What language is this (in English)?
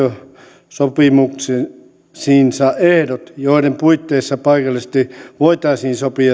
Finnish